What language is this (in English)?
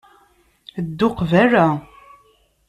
Kabyle